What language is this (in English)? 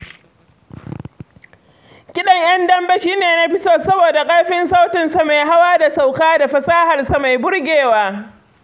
Hausa